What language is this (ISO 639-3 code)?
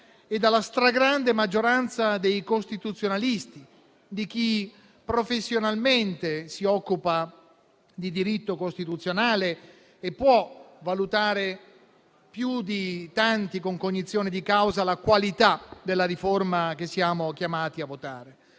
ita